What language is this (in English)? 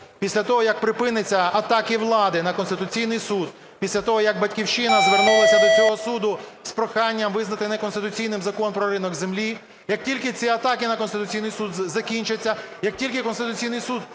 Ukrainian